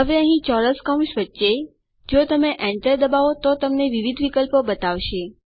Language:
Gujarati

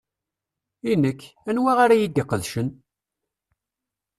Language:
Kabyle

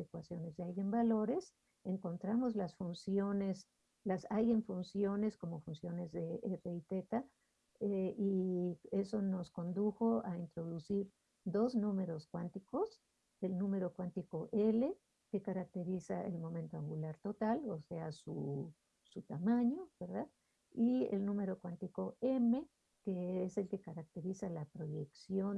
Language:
Spanish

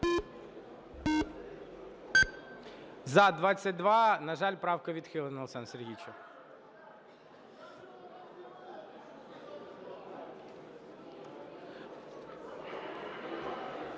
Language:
Ukrainian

